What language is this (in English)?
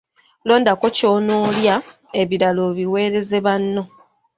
Ganda